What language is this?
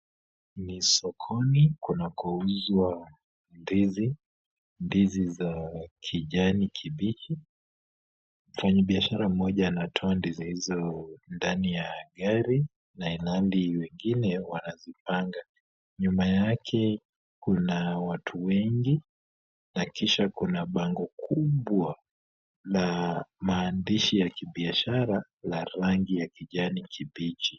Swahili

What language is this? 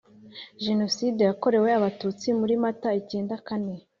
Kinyarwanda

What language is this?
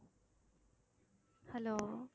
Tamil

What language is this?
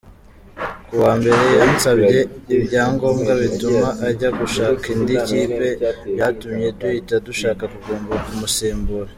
Kinyarwanda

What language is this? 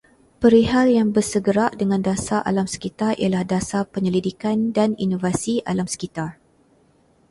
Malay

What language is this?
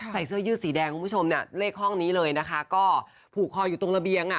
Thai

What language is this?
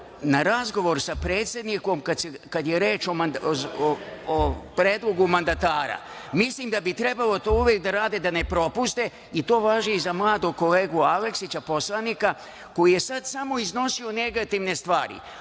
Serbian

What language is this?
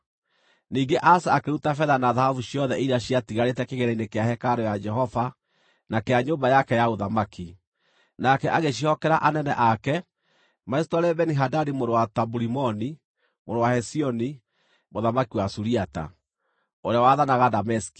Kikuyu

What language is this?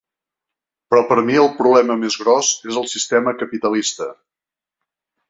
Catalan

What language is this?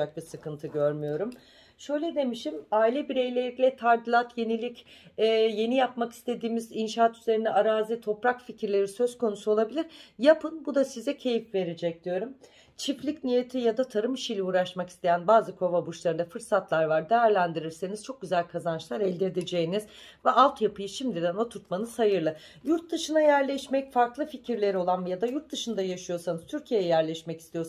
Turkish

